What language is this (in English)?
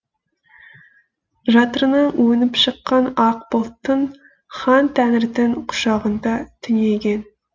Kazakh